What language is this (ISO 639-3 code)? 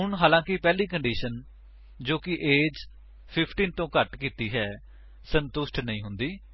pan